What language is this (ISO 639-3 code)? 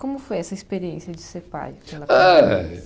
por